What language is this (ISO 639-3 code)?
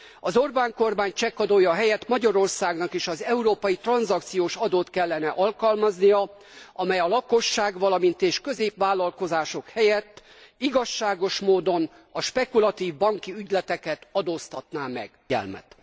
hun